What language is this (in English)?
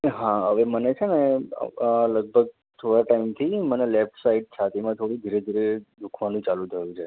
Gujarati